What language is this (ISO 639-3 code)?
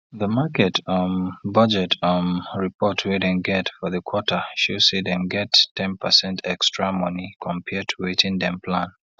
pcm